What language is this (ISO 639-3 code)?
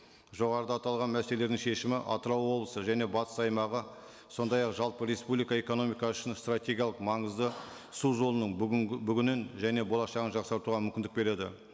kaz